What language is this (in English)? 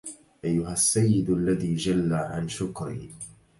Arabic